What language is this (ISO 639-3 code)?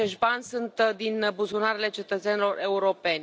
ron